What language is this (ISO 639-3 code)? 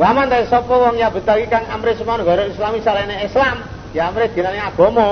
ind